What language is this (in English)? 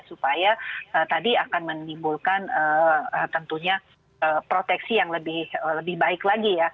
Indonesian